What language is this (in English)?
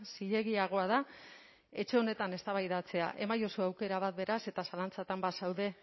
Basque